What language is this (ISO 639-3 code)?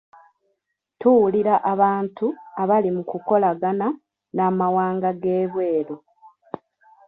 lug